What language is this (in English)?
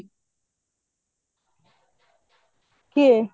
Odia